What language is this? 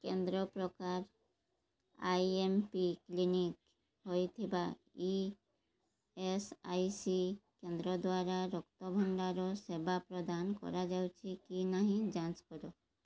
Odia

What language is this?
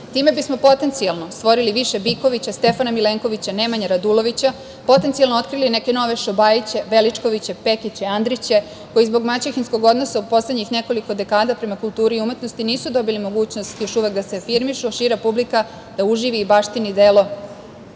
Serbian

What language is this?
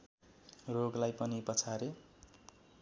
Nepali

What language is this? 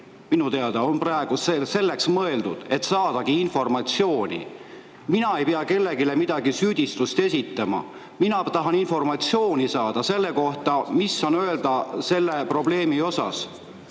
Estonian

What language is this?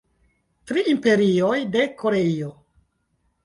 Esperanto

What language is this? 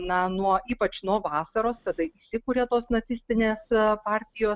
Lithuanian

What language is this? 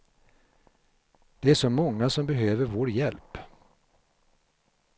Swedish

